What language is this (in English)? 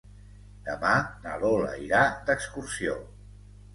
Catalan